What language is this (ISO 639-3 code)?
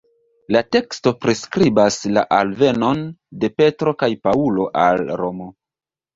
epo